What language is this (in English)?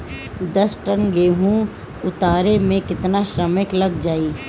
Bhojpuri